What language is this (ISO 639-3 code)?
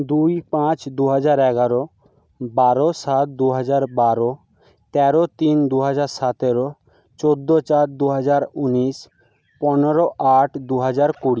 ben